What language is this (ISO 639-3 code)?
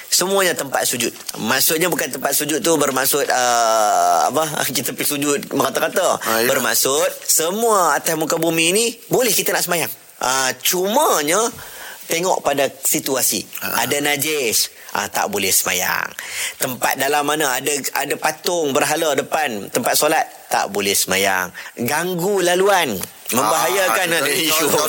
msa